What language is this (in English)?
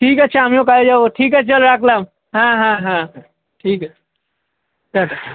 Bangla